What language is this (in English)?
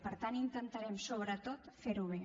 Catalan